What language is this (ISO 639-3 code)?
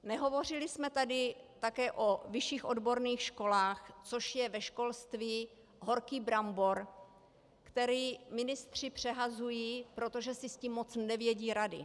ces